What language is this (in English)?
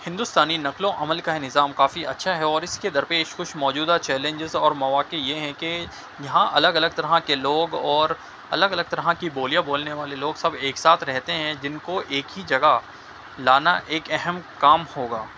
Urdu